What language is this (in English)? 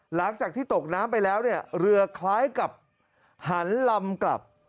Thai